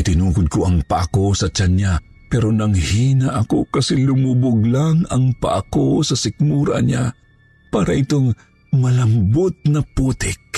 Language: Filipino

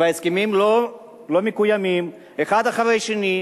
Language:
Hebrew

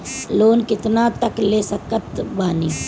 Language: Bhojpuri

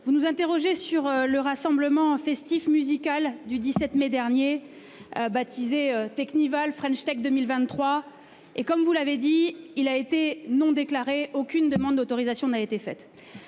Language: French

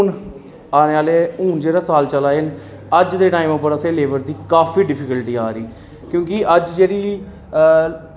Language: Dogri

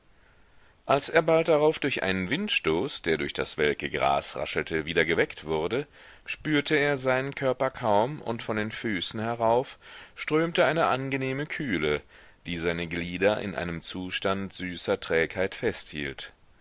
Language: German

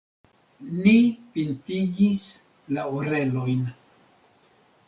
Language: Esperanto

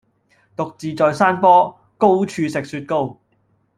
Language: Cantonese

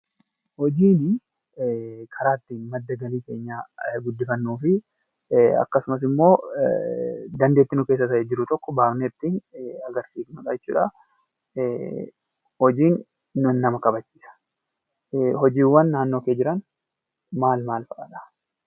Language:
Oromo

